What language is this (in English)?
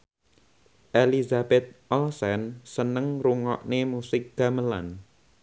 Javanese